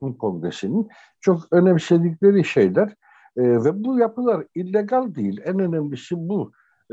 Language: Turkish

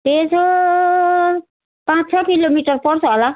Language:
Nepali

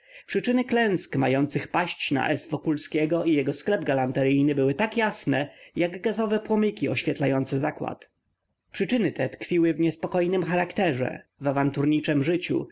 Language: Polish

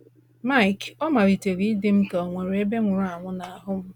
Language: Igbo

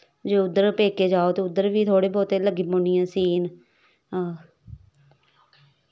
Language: Dogri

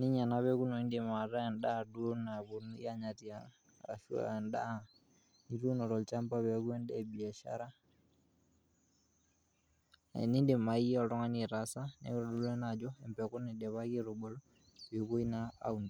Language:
Masai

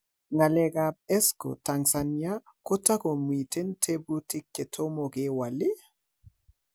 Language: Kalenjin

